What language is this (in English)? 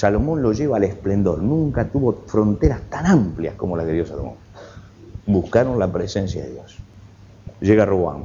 Spanish